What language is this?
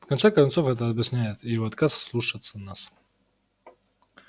Russian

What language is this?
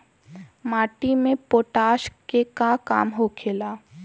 Bhojpuri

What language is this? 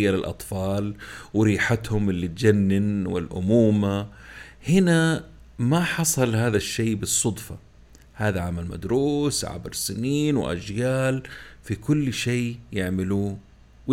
Arabic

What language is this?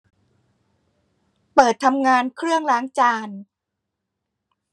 Thai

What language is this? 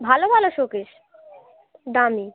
Bangla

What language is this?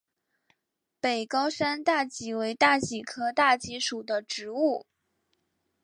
Chinese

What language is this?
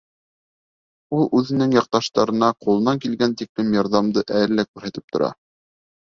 Bashkir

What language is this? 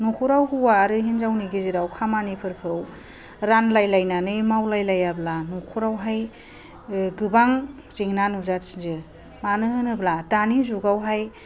Bodo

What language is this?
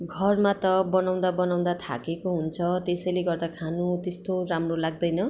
Nepali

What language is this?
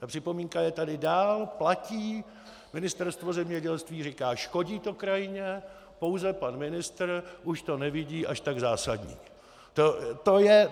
Czech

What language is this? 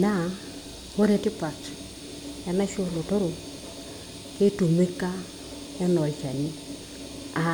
Masai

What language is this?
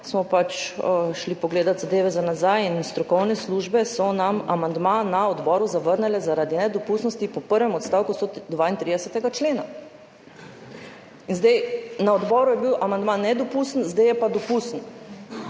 Slovenian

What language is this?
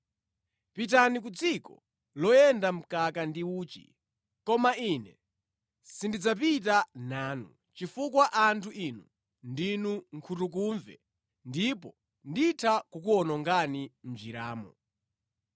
Nyanja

